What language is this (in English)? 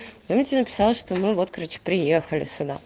Russian